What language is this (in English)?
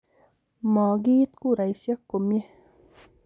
Kalenjin